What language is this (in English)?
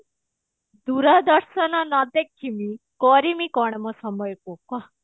Odia